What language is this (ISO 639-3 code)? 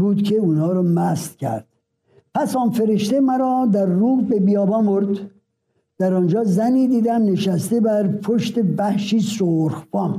fas